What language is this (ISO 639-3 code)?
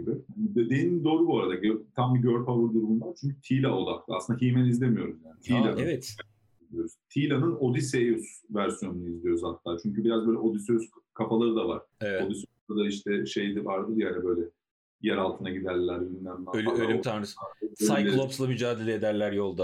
tur